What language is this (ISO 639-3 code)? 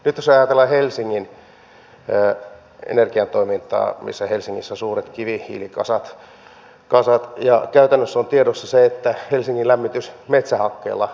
fin